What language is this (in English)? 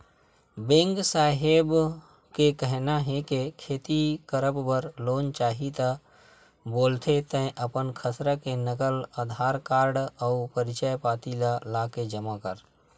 Chhattisgarhi